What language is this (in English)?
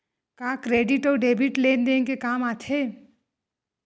Chhattisgarhi